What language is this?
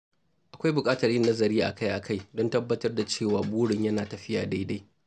Hausa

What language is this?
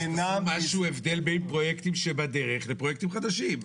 Hebrew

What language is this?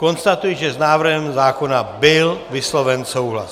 Czech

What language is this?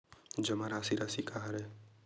Chhattisgarhi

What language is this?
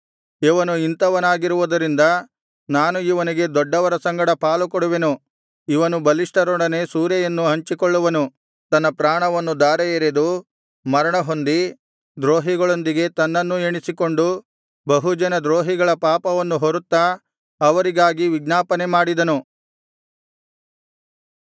Kannada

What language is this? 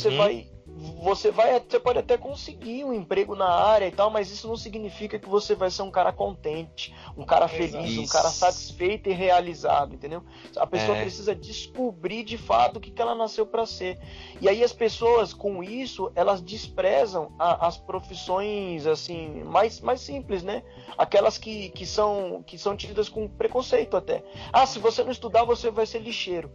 Portuguese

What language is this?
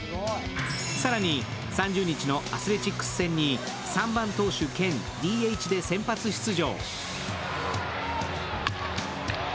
Japanese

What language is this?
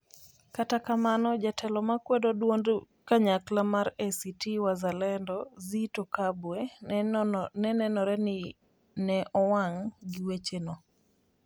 Luo (Kenya and Tanzania)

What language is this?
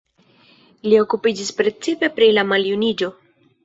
Esperanto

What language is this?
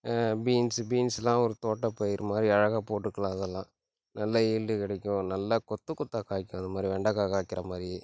Tamil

